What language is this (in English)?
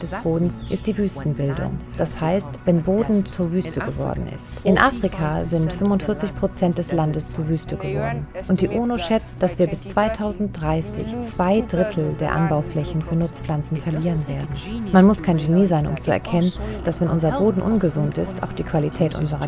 German